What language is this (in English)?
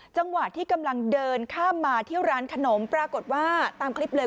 Thai